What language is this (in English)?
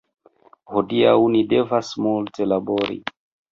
Esperanto